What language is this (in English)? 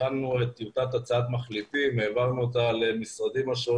Hebrew